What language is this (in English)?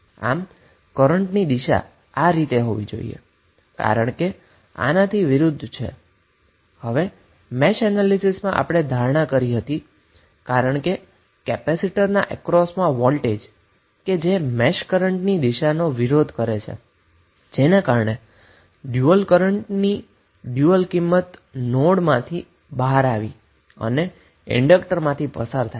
Gujarati